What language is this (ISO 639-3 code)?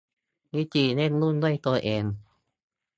tha